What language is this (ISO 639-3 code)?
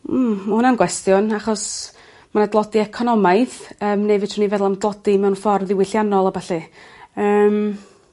cym